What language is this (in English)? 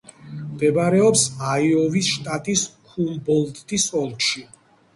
Georgian